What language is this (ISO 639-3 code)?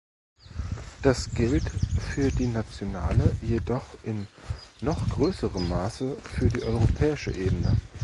deu